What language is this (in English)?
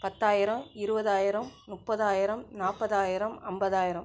Tamil